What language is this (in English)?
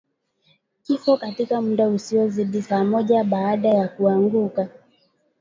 Swahili